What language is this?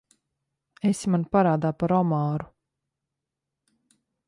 Latvian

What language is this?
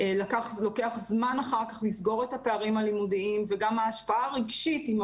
Hebrew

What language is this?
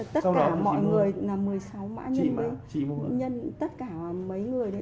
Vietnamese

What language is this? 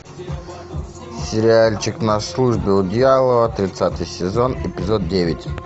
Russian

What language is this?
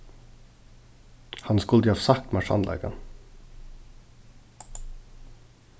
Faroese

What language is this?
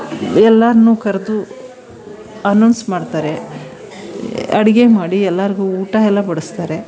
Kannada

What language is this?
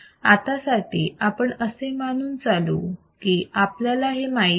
Marathi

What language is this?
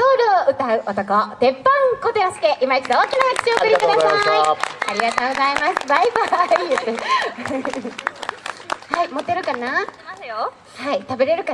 Japanese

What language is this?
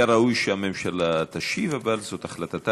Hebrew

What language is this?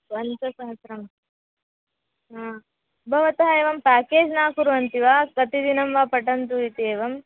Sanskrit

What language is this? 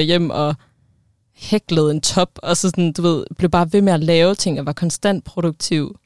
Danish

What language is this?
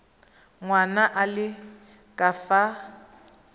Tswana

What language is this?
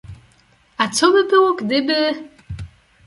Polish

